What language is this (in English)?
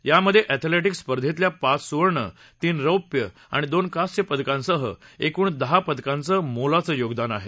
Marathi